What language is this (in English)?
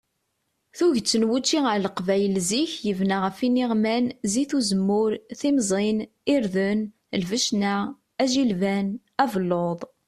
Kabyle